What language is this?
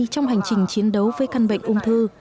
Vietnamese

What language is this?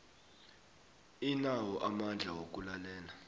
South Ndebele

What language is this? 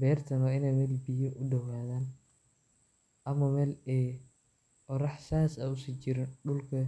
Somali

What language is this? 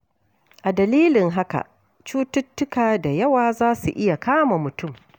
Hausa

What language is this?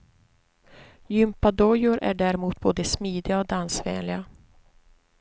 Swedish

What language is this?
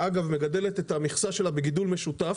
Hebrew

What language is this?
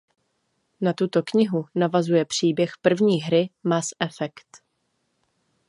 Czech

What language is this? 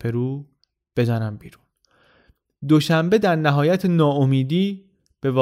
Persian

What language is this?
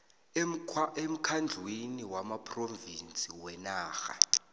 South Ndebele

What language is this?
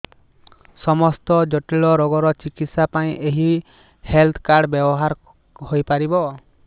Odia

